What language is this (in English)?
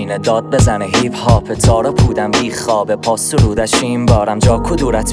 Persian